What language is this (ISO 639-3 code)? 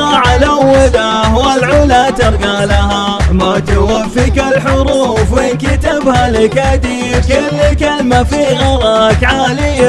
ara